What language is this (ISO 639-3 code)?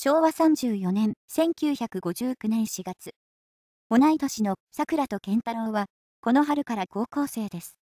jpn